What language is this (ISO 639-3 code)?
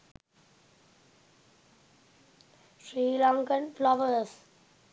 sin